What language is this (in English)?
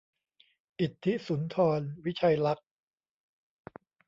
Thai